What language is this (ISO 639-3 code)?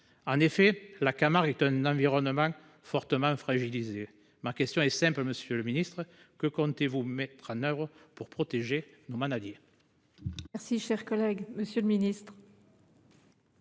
fra